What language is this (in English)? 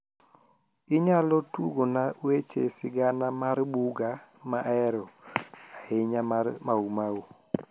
Luo (Kenya and Tanzania)